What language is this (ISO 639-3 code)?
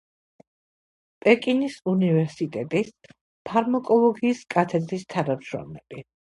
kat